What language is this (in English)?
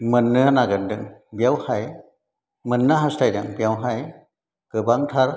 Bodo